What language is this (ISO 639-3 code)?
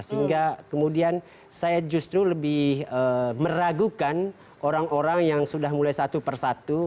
ind